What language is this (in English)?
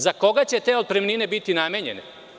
Serbian